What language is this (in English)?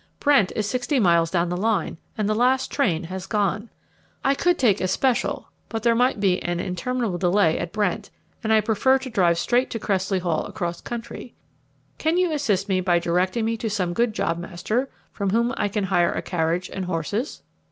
English